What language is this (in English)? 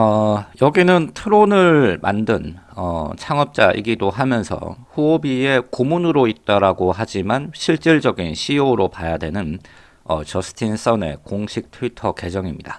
Korean